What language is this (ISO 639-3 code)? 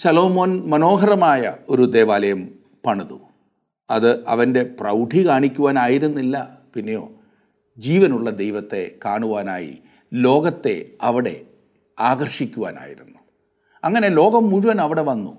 mal